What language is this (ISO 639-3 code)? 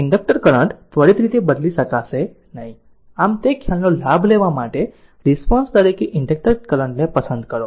guj